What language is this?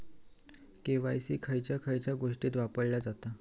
Marathi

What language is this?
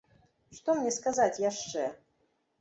Belarusian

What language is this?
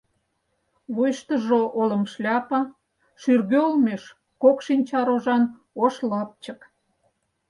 Mari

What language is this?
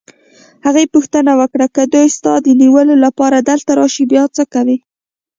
Pashto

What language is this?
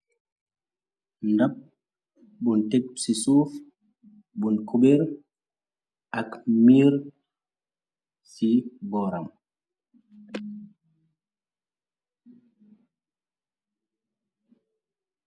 Wolof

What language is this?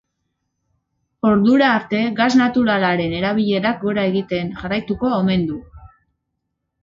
Basque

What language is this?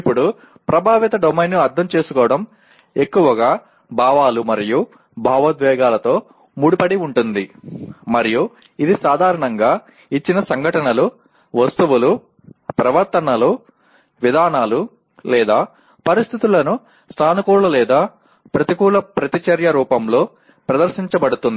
Telugu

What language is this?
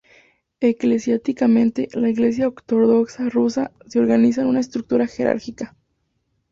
Spanish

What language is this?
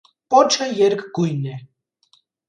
Armenian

